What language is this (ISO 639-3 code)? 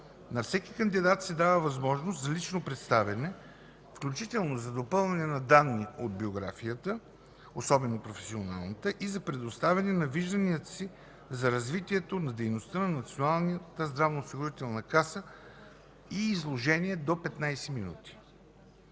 bul